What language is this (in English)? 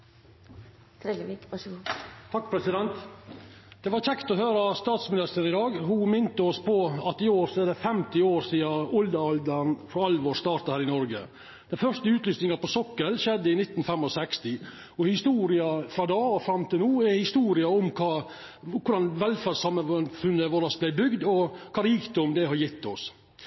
Norwegian Nynorsk